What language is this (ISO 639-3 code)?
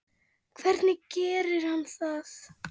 isl